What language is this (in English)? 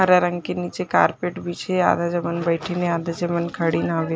Chhattisgarhi